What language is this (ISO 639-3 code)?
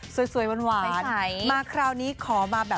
tha